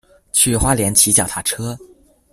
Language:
Chinese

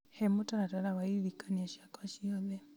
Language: Kikuyu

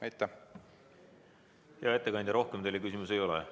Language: Estonian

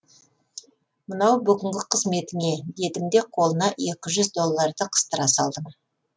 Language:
Kazakh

